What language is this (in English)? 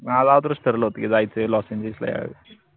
Marathi